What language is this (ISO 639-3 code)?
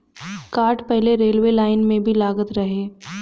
bho